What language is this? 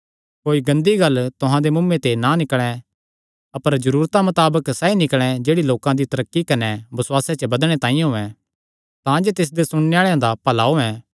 Kangri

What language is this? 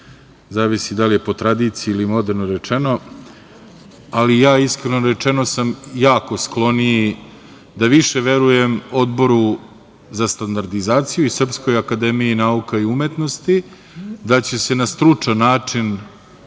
Serbian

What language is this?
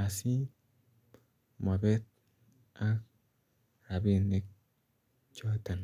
Kalenjin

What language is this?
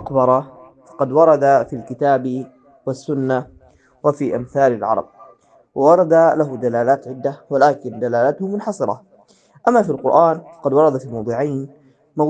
Arabic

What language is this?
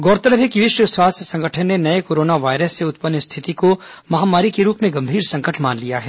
Hindi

